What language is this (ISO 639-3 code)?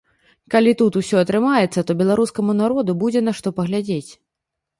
bel